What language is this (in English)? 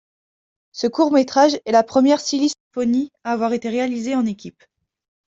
French